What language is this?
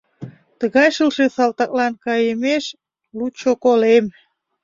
Mari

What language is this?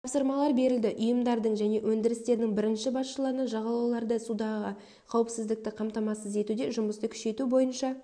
Kazakh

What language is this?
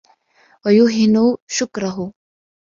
Arabic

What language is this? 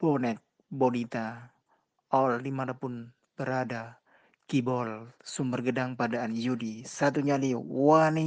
Indonesian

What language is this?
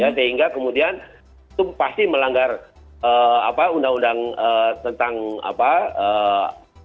Indonesian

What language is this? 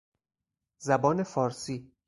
Persian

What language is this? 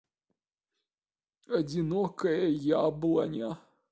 Russian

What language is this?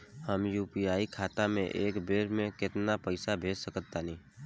Bhojpuri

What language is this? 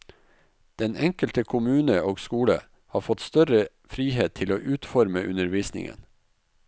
Norwegian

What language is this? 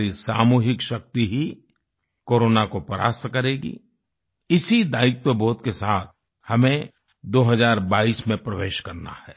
Hindi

